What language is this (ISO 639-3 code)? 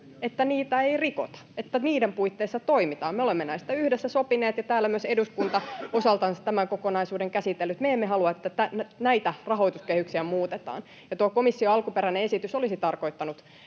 fin